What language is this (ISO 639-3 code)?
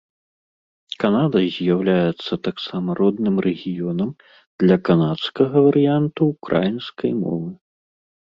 bel